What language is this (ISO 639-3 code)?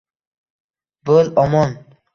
uzb